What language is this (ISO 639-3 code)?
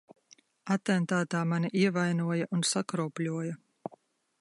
lav